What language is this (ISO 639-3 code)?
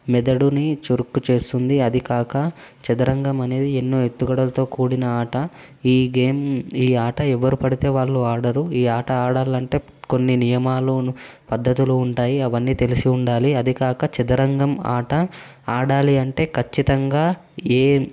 tel